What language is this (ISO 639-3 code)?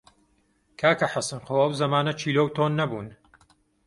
ckb